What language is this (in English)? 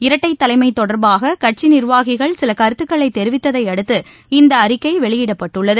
Tamil